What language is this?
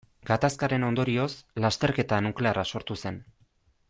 Basque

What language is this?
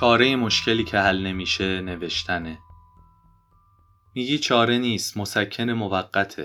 Persian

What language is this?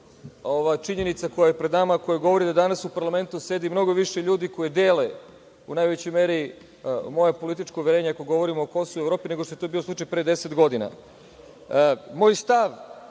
Serbian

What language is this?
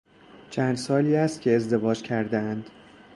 Persian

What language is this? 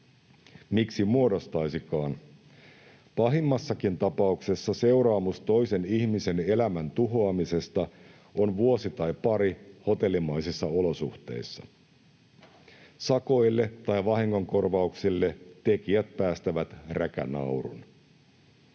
Finnish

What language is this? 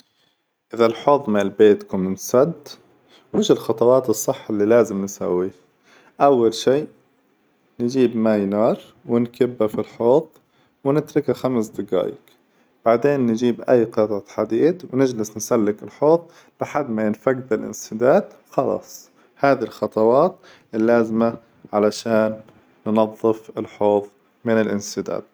Hijazi Arabic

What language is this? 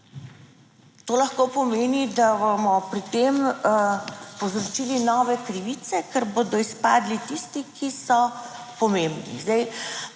Slovenian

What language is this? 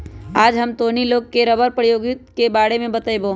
Magahi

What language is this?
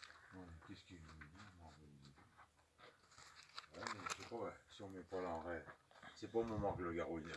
French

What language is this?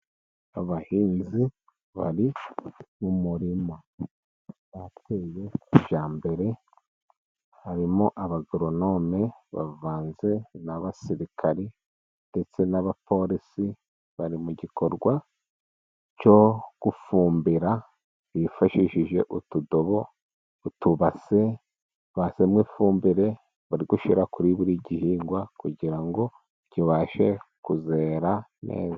Kinyarwanda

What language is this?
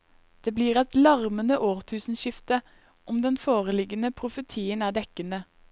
Norwegian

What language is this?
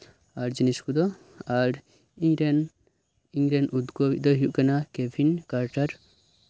Santali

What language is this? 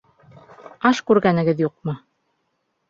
Bashkir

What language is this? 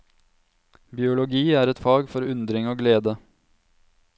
Norwegian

